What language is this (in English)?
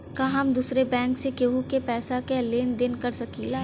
Bhojpuri